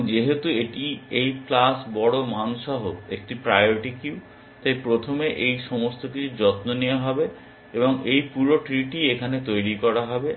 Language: Bangla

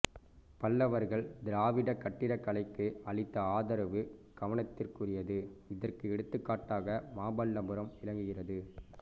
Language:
Tamil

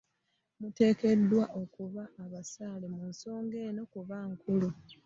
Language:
Ganda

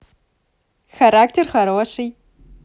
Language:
Russian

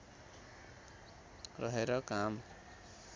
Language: Nepali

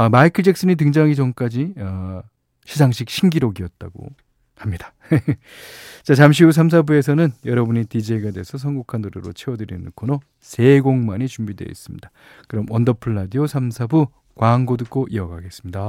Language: Korean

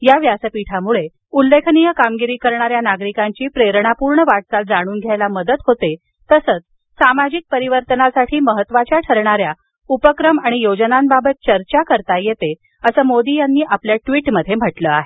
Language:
Marathi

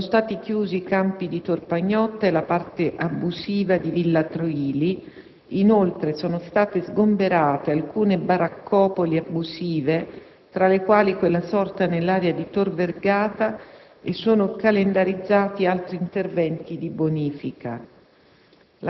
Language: Italian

